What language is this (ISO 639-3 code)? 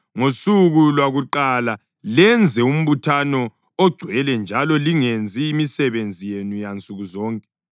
nde